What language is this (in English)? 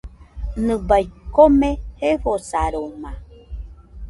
Nüpode Huitoto